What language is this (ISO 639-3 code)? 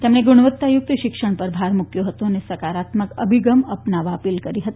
guj